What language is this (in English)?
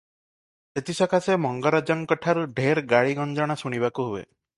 Odia